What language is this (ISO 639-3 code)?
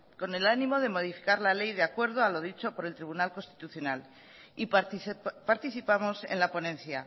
spa